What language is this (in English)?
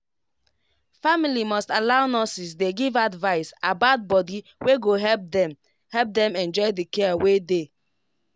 Nigerian Pidgin